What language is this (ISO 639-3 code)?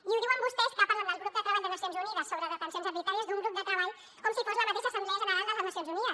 cat